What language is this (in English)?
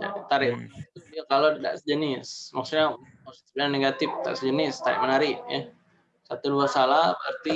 Indonesian